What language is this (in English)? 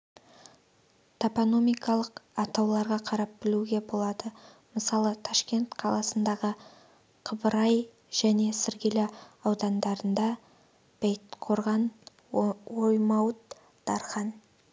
Kazakh